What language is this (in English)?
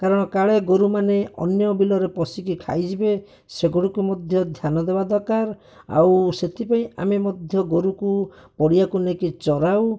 Odia